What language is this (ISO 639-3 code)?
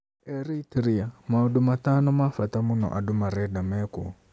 kik